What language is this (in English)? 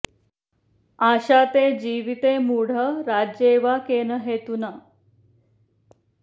Sanskrit